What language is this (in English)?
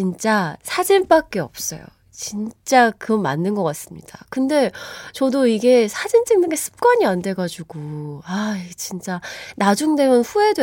Korean